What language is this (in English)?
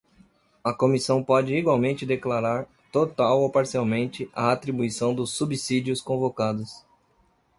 Portuguese